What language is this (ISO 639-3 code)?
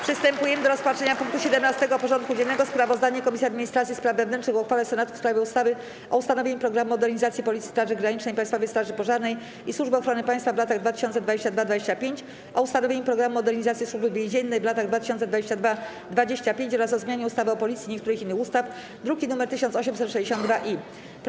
pol